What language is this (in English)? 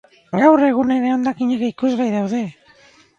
Basque